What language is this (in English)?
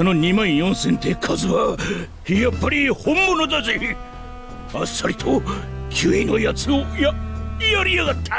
Japanese